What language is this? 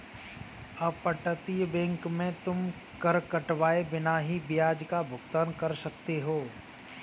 Hindi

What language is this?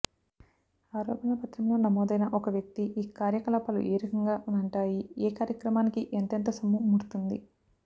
Telugu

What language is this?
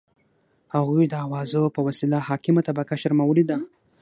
Pashto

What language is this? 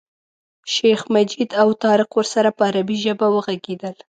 Pashto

